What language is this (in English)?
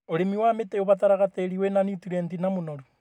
Kikuyu